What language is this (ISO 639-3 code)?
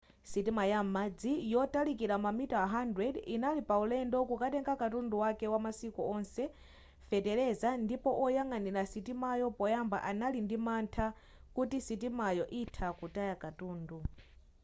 nya